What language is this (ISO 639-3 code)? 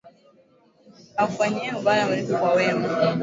swa